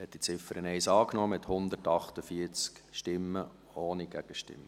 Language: Swiss German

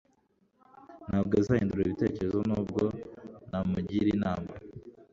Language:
Kinyarwanda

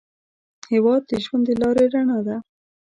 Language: Pashto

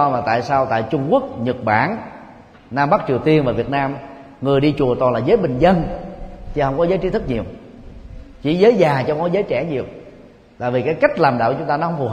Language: Vietnamese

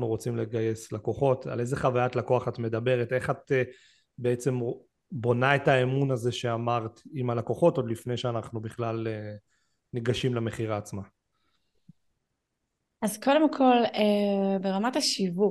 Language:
Hebrew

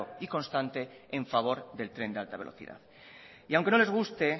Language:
Spanish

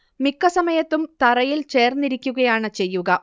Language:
Malayalam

